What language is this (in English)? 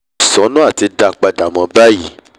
Yoruba